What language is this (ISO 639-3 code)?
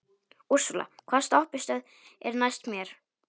isl